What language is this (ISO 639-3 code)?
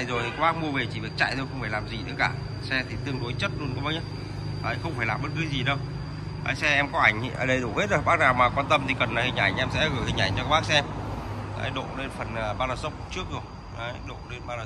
vie